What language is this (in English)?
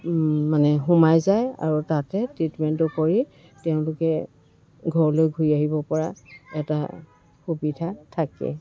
Assamese